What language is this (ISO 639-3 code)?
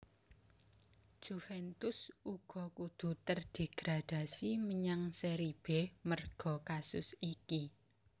jav